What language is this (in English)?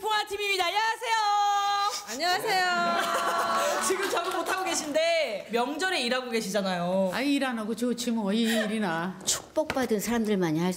Korean